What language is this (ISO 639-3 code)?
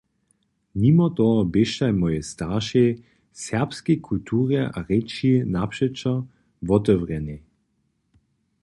hsb